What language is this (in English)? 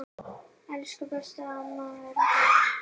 Icelandic